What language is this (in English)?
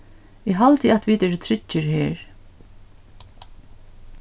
Faroese